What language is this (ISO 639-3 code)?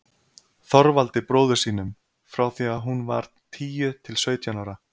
isl